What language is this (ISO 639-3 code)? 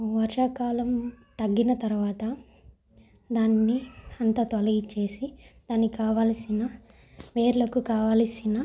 tel